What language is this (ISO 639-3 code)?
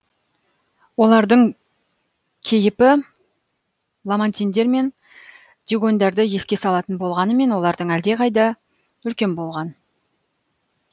kaz